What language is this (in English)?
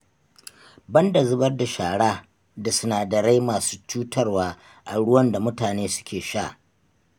Hausa